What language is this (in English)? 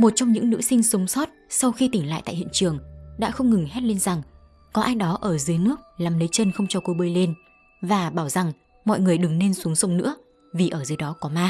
Vietnamese